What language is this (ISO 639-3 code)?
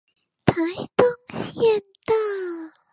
zho